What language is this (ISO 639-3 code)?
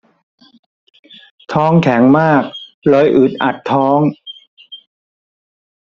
tha